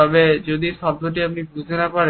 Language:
Bangla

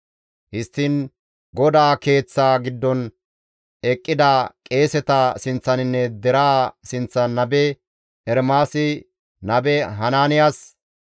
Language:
Gamo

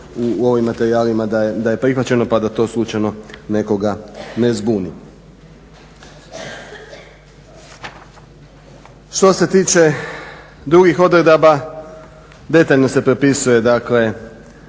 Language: Croatian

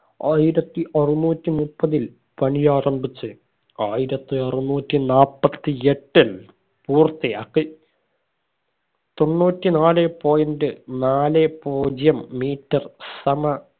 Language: Malayalam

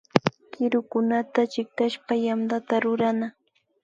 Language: Imbabura Highland Quichua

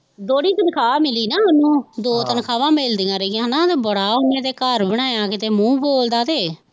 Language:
Punjabi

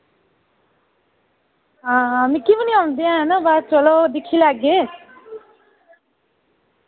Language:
Dogri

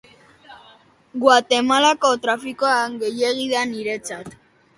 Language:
Basque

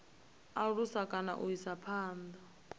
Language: Venda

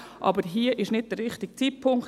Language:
Swiss German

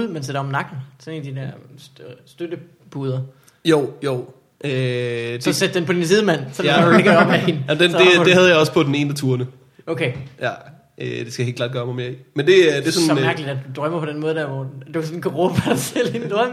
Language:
Danish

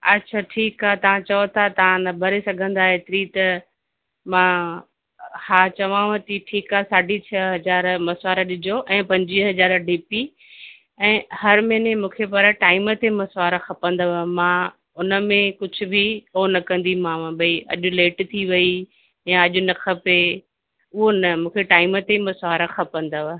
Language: Sindhi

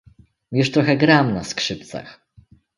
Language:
Polish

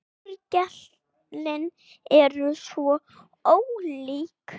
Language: Icelandic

